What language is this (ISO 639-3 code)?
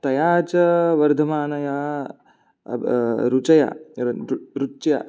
san